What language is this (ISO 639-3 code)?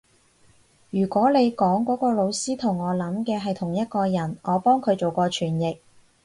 yue